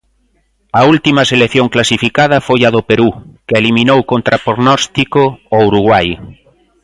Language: Galician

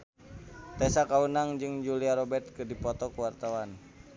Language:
Sundanese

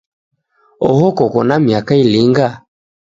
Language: Taita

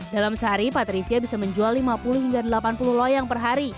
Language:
Indonesian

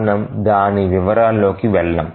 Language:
Telugu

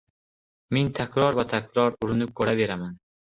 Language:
Uzbek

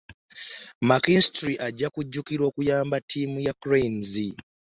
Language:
Ganda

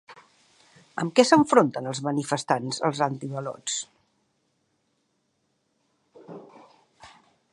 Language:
Catalan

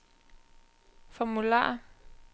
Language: Danish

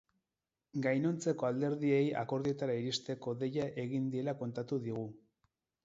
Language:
Basque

